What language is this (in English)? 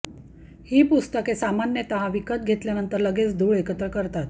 Marathi